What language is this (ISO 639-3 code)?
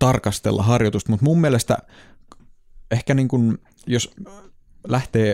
fin